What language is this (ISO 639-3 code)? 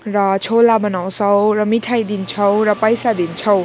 nep